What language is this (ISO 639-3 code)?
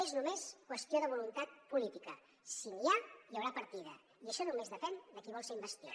cat